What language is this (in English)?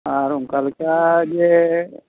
Santali